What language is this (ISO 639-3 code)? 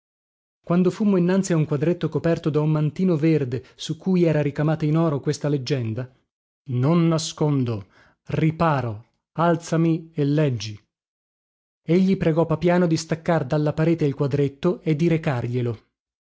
ita